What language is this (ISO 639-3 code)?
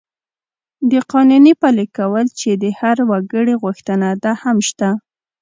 pus